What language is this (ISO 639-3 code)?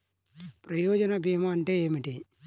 tel